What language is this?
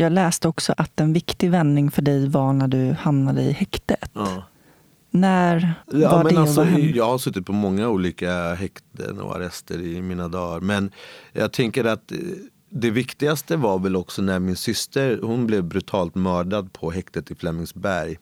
Swedish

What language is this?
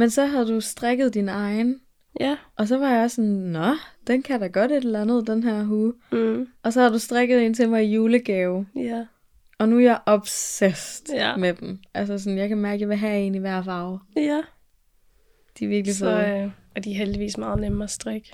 Danish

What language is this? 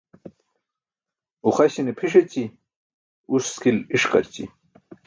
Burushaski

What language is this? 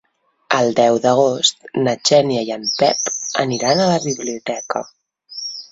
Catalan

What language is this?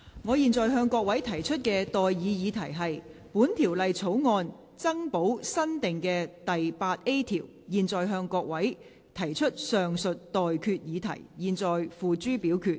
Cantonese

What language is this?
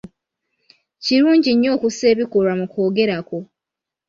Ganda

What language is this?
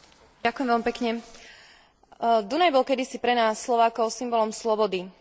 Slovak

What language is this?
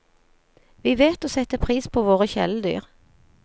Norwegian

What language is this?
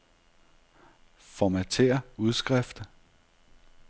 Danish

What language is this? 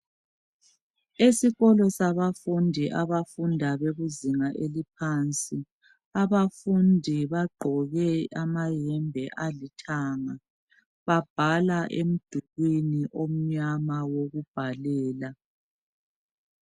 North Ndebele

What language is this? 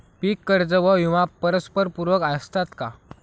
Marathi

